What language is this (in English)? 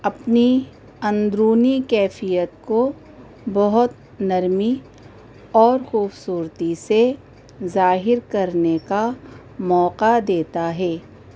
Urdu